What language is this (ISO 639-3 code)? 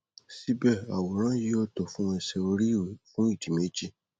yor